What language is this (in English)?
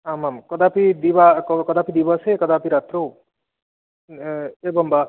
Sanskrit